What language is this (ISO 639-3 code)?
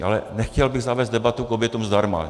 ces